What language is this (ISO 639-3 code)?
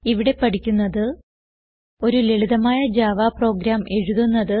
mal